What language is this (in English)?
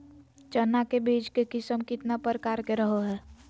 Magahi